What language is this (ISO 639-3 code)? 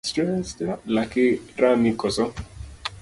luo